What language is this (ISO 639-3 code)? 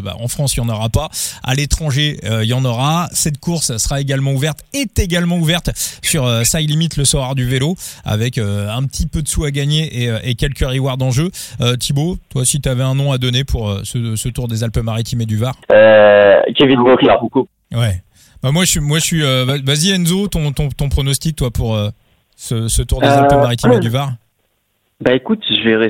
fra